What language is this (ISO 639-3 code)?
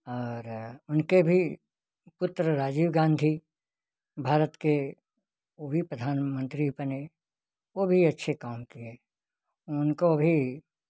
hin